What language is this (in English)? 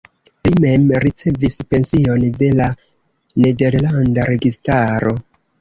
Esperanto